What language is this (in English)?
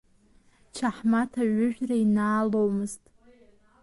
Abkhazian